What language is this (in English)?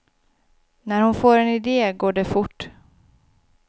Swedish